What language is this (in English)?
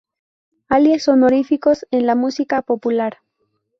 Spanish